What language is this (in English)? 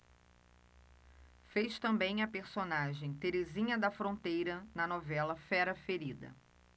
Portuguese